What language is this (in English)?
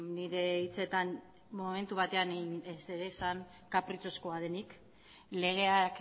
Basque